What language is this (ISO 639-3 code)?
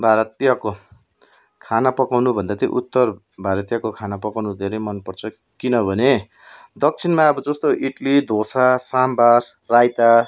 nep